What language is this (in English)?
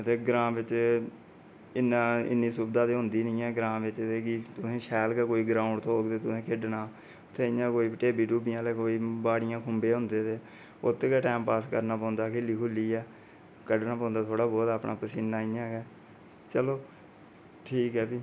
Dogri